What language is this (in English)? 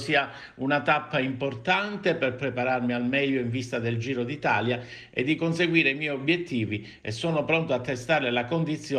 Italian